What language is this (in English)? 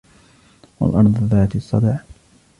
Arabic